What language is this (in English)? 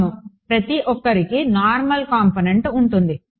Telugu